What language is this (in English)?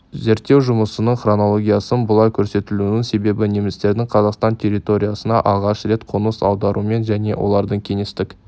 Kazakh